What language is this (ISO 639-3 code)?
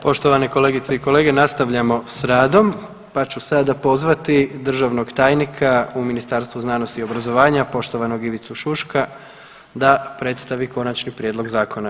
hrv